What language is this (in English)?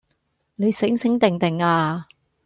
Cantonese